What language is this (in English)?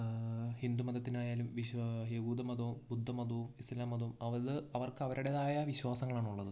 Malayalam